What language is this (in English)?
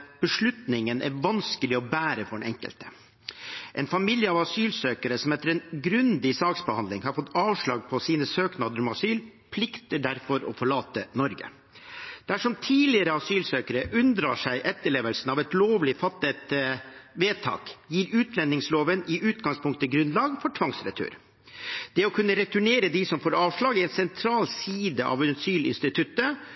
Norwegian Bokmål